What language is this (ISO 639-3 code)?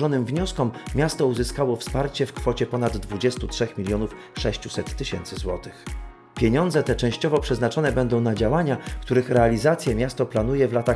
pol